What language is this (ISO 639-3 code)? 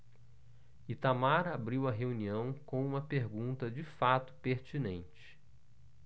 por